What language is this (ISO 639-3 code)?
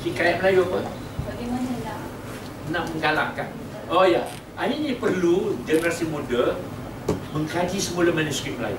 msa